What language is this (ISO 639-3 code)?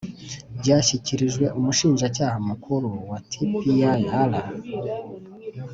kin